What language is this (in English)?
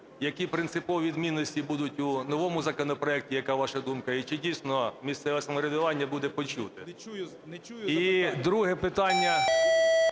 Ukrainian